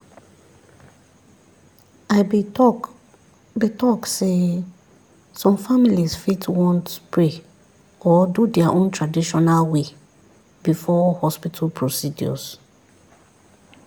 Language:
Nigerian Pidgin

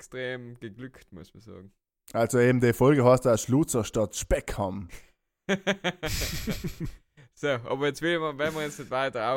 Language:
German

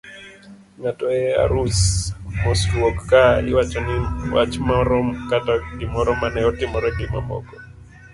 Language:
Luo (Kenya and Tanzania)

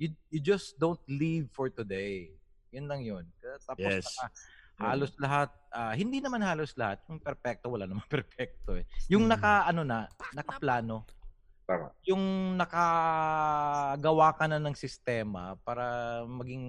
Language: Filipino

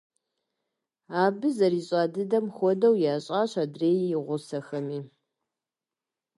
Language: Kabardian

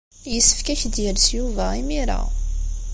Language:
Kabyle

